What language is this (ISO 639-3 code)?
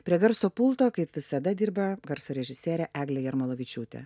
lit